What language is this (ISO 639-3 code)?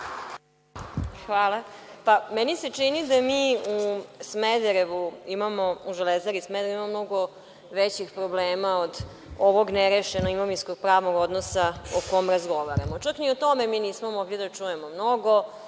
srp